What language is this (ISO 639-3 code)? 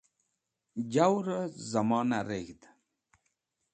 wbl